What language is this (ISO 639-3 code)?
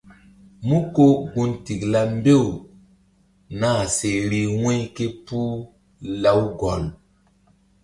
mdd